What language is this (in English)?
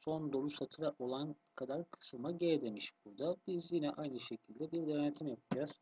Turkish